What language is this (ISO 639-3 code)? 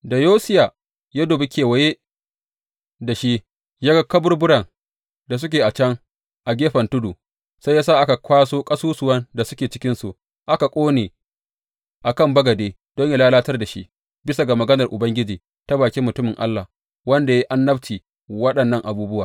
hau